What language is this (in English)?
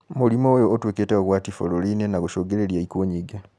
Kikuyu